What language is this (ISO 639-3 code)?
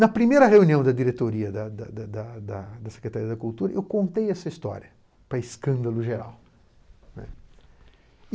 por